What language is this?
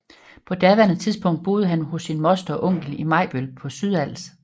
Danish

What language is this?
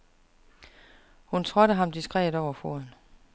Danish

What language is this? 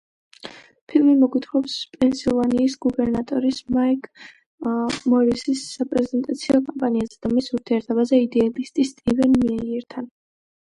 Georgian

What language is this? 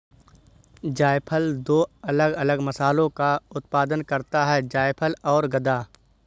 Hindi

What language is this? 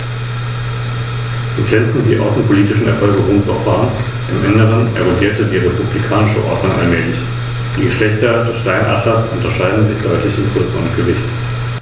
German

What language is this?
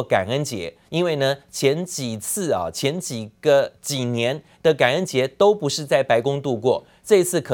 Chinese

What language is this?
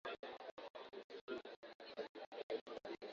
Swahili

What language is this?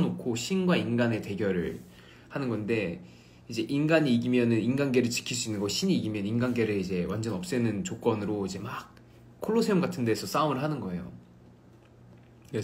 Korean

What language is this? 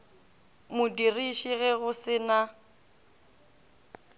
Northern Sotho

